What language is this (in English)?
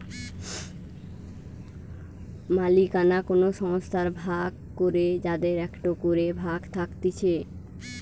Bangla